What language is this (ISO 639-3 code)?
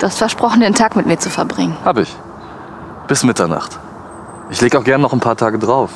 deu